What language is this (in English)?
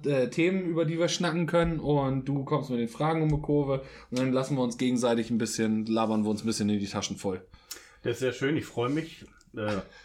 German